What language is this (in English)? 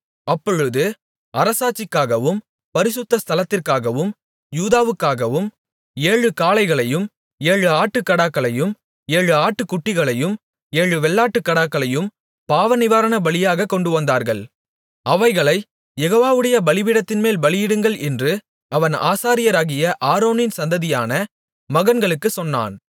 Tamil